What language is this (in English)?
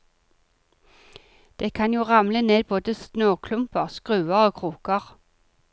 Norwegian